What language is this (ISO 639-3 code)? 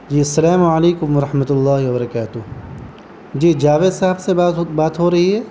urd